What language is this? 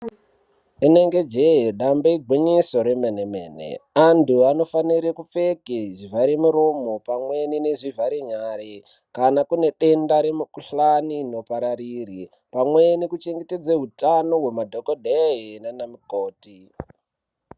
Ndau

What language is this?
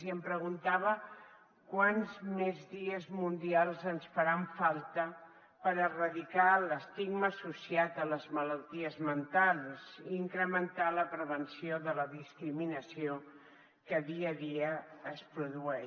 Catalan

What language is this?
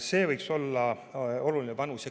Estonian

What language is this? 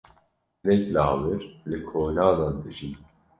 Kurdish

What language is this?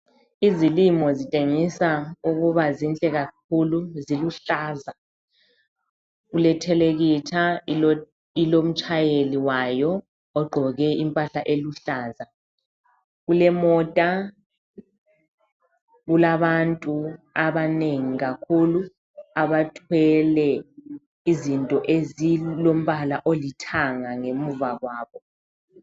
North Ndebele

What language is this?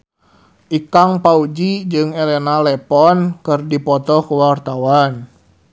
Sundanese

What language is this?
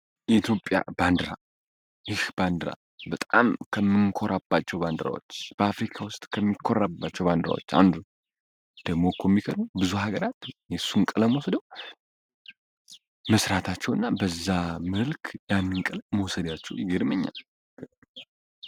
Amharic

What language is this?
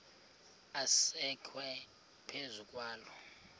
Xhosa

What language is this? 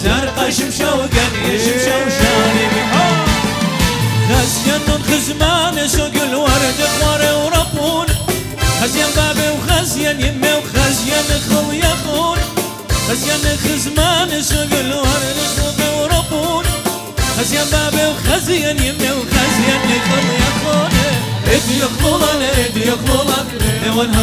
Arabic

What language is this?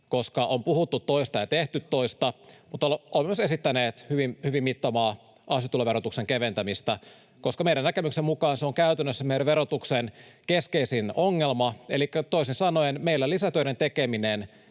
Finnish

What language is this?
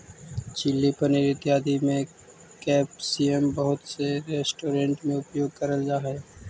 Magahi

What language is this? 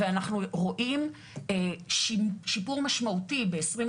Hebrew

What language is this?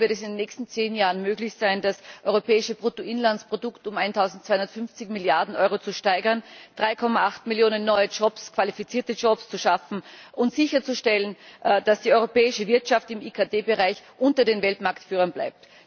German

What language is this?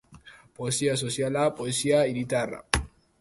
Basque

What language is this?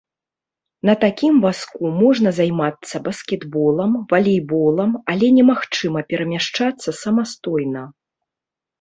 Belarusian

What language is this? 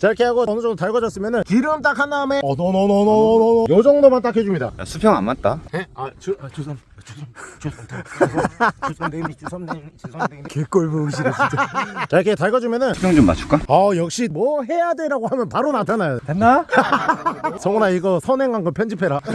Korean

